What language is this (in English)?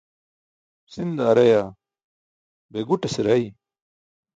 Burushaski